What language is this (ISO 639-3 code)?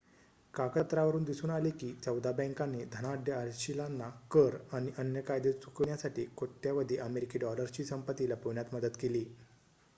mar